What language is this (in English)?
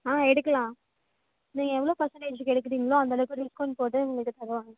Tamil